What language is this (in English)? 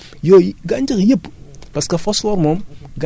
Wolof